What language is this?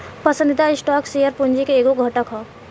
Bhojpuri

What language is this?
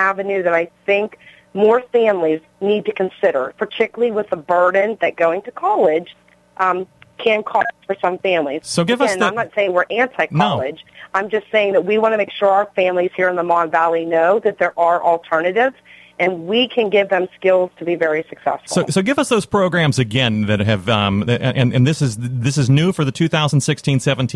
English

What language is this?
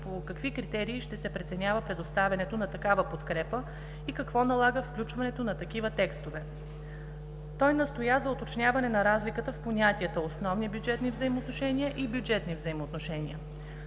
Bulgarian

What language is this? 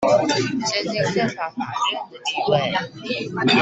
Chinese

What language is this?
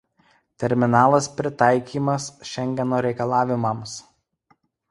Lithuanian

